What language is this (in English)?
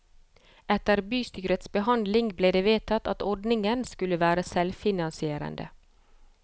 Norwegian